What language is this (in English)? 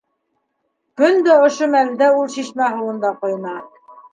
Bashkir